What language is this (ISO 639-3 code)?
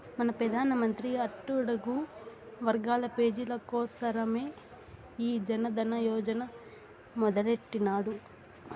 tel